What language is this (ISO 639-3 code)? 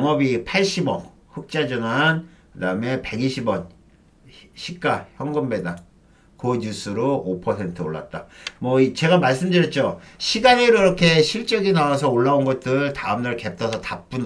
kor